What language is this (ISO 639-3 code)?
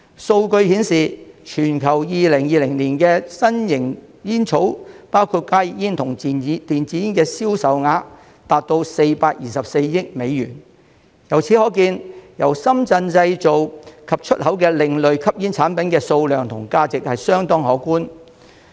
yue